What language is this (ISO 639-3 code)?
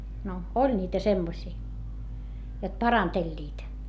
fin